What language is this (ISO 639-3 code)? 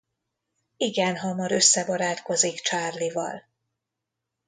hun